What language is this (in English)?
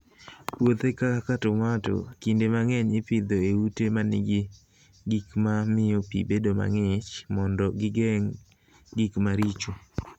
Luo (Kenya and Tanzania)